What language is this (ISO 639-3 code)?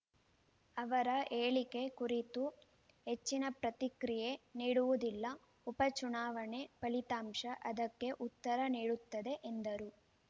kan